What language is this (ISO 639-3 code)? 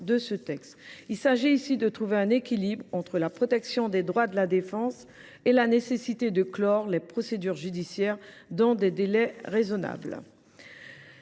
fra